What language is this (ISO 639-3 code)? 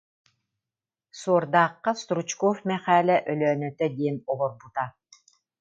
sah